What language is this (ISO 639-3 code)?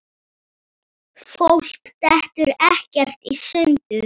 isl